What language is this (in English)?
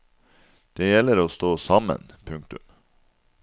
Norwegian